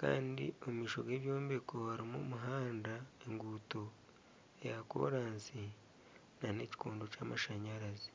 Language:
Nyankole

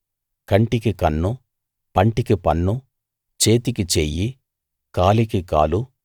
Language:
Telugu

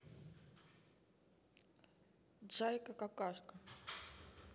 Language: Russian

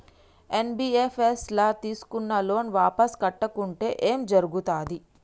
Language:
Telugu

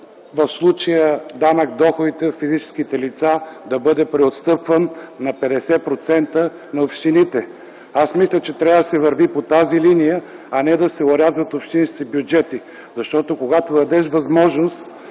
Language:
Bulgarian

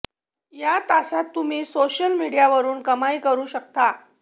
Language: Marathi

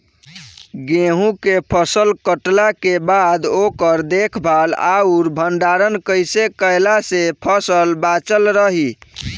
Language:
Bhojpuri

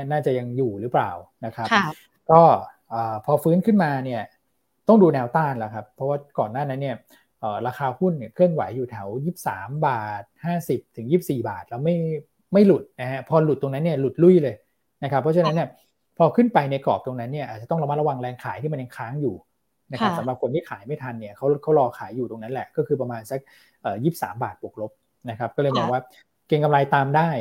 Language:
Thai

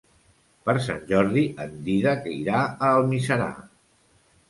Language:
Catalan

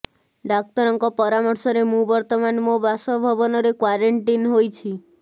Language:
Odia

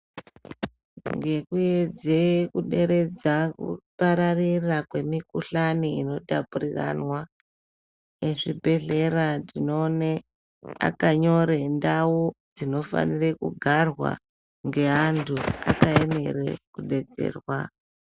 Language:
Ndau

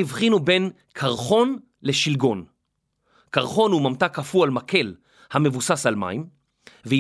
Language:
Hebrew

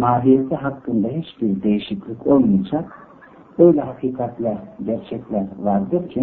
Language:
Turkish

